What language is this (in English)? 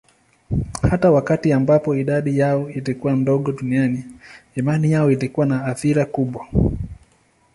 Swahili